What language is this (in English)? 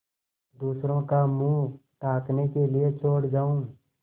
Hindi